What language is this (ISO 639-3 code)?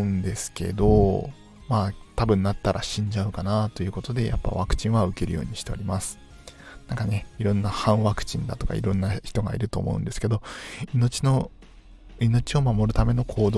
jpn